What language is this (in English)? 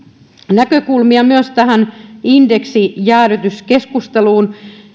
Finnish